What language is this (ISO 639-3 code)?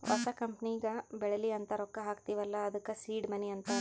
kan